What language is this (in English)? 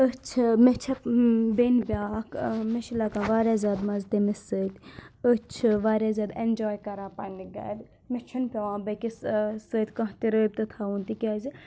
Kashmiri